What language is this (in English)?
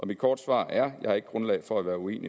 Danish